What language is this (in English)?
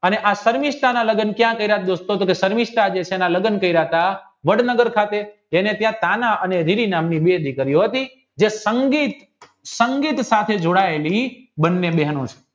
Gujarati